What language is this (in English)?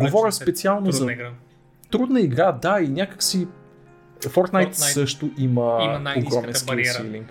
Bulgarian